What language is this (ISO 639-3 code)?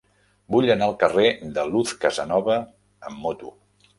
cat